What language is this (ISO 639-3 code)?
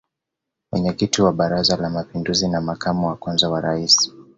swa